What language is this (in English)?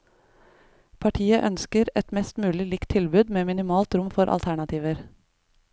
Norwegian